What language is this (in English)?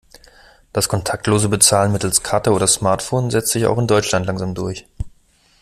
German